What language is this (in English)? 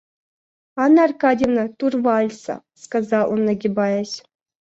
Russian